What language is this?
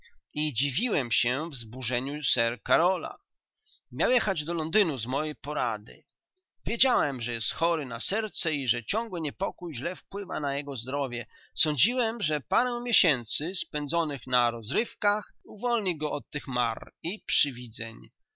Polish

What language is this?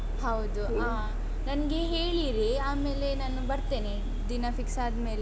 Kannada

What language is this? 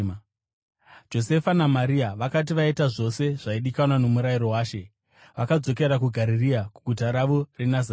Shona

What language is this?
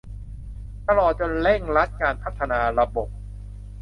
Thai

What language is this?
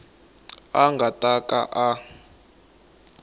Tsonga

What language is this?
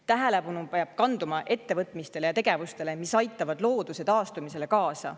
Estonian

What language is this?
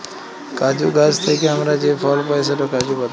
Bangla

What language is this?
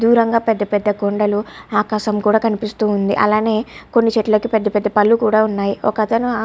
Telugu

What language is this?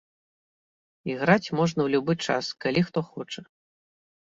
Belarusian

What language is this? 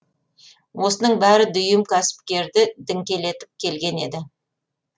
Kazakh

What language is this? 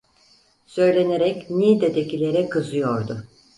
Turkish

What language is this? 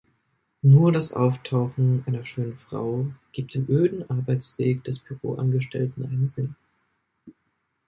German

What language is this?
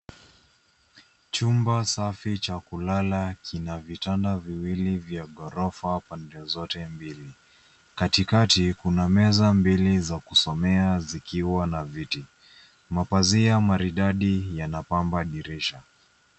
Swahili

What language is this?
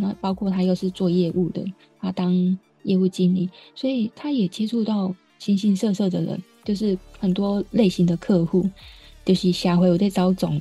Chinese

